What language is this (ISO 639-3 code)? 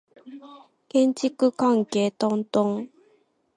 jpn